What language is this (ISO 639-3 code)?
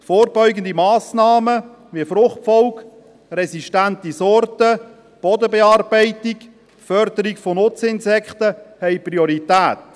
gsw